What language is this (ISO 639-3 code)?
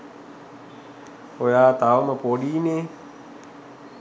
sin